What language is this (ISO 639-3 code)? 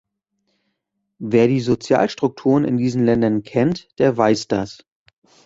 deu